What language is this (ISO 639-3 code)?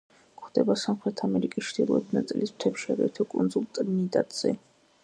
kat